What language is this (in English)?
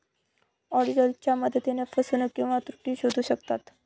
Marathi